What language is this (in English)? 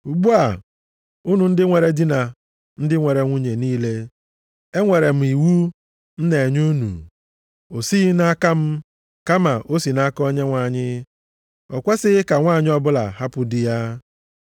Igbo